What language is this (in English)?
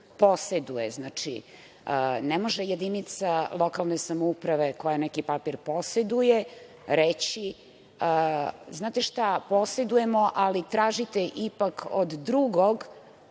Serbian